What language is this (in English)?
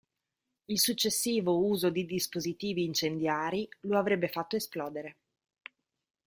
Italian